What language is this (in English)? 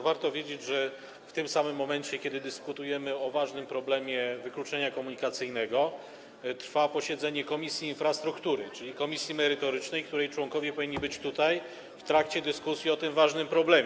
Polish